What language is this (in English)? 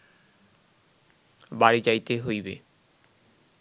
Bangla